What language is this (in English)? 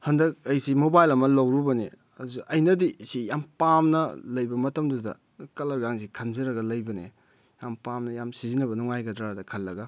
Manipuri